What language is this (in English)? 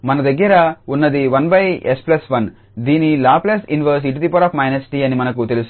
Telugu